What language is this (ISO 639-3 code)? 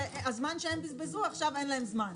heb